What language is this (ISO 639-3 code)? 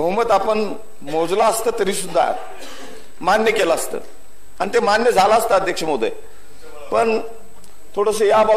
mar